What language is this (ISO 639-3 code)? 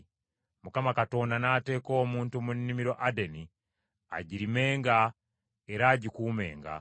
lug